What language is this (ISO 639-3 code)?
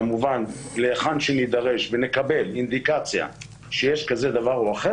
heb